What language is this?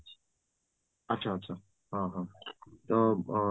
Odia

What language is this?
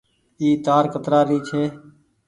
Goaria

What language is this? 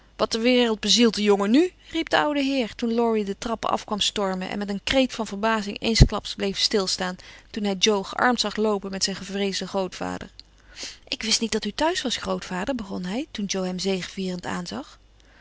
Dutch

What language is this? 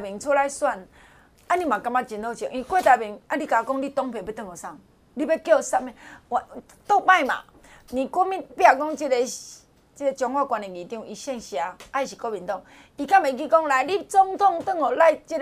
Chinese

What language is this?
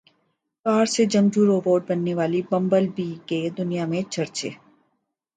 Urdu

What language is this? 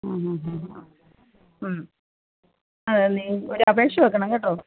Malayalam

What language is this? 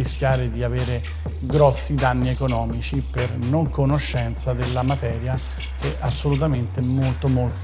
Italian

